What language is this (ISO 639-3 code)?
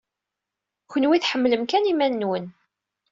kab